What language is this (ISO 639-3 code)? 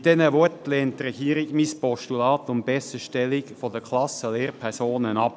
gsw